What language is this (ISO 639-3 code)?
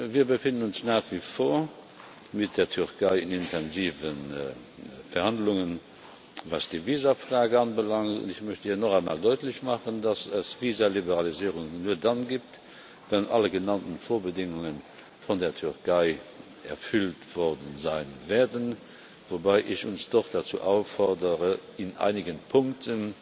deu